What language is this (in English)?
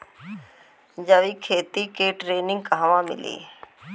Bhojpuri